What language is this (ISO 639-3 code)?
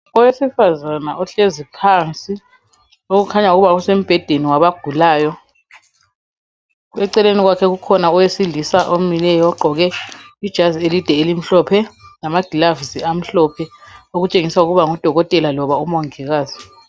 nde